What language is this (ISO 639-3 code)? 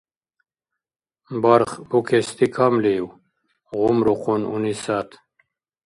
dar